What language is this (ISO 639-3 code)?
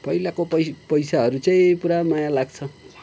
nep